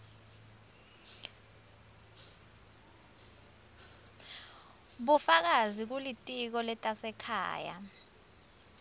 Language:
Swati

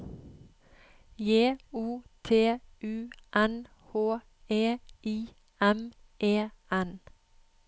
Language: Norwegian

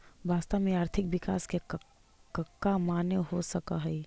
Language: Magahi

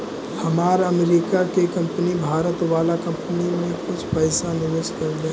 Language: Magahi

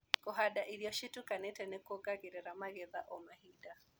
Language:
Kikuyu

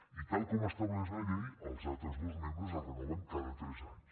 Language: Catalan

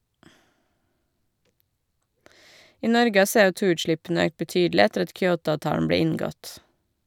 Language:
Norwegian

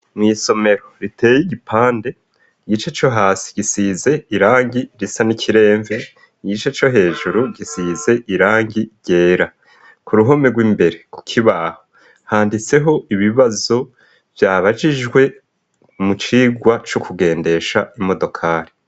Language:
Rundi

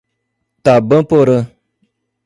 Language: Portuguese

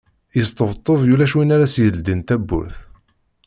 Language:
Kabyle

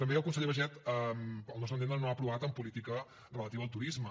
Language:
Catalan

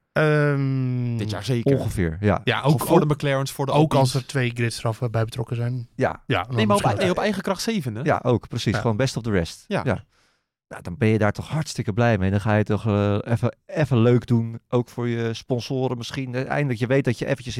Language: Dutch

